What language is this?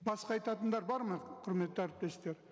Kazakh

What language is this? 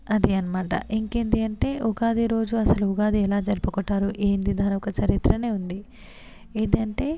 Telugu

